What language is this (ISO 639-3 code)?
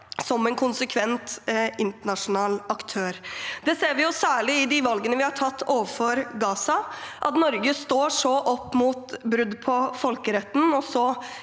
nor